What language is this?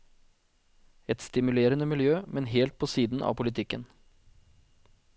Norwegian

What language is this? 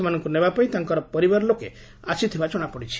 Odia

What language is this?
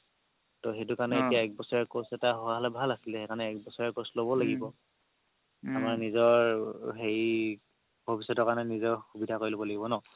Assamese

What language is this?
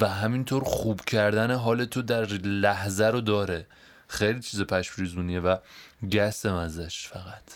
Persian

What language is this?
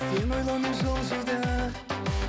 Kazakh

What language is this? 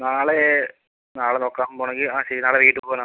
Malayalam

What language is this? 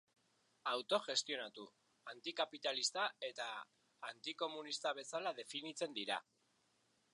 Basque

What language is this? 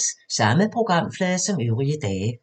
Danish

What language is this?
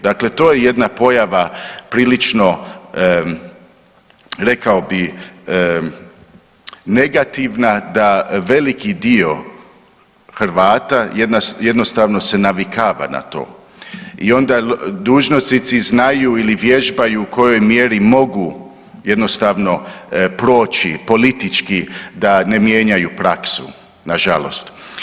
Croatian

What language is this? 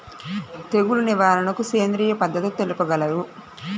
Telugu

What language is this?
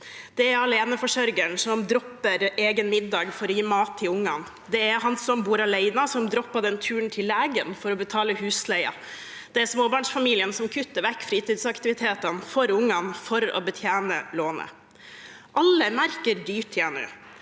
Norwegian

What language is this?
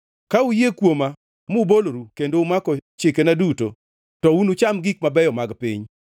Luo (Kenya and Tanzania)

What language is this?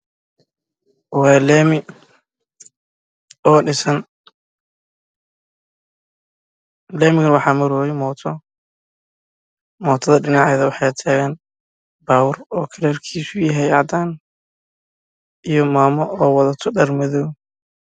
Somali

